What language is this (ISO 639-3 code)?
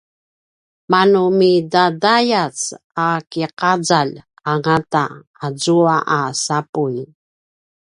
pwn